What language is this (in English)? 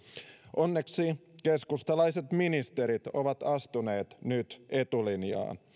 Finnish